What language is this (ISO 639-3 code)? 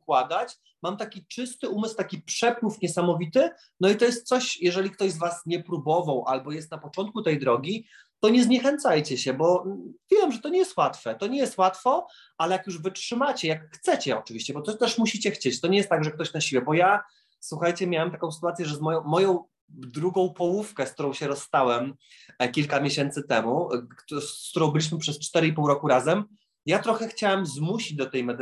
pol